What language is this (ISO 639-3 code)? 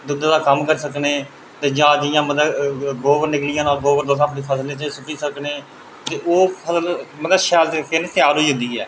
doi